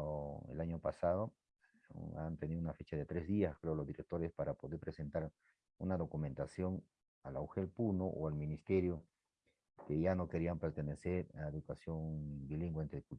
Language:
Spanish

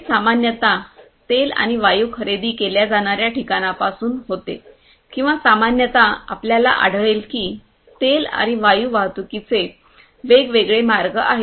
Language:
Marathi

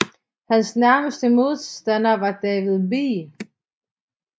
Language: Danish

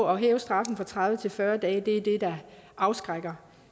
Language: Danish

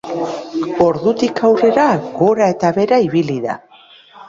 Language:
Basque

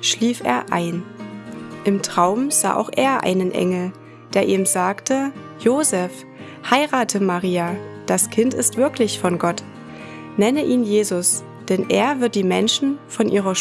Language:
German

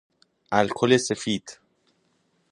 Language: Persian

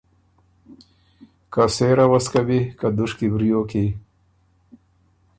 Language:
Ormuri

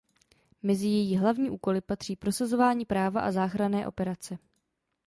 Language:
Czech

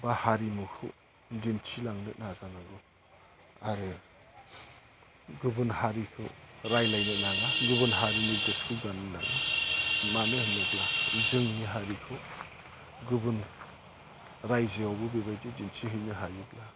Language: Bodo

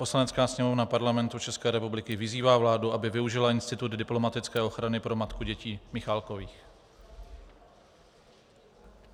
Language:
Czech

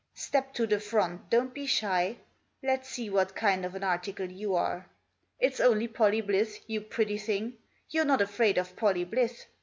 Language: English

